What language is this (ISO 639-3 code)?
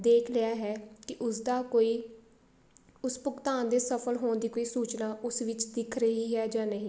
pan